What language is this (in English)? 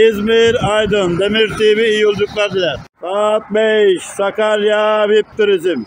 Turkish